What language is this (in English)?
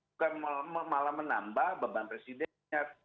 Indonesian